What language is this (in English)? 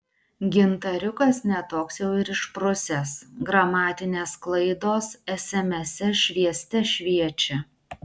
Lithuanian